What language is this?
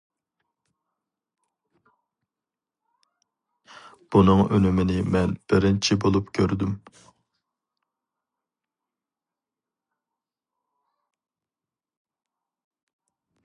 Uyghur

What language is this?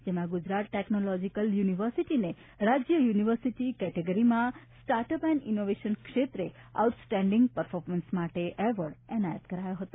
Gujarati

